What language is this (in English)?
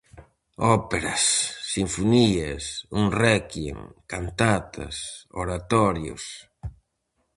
Galician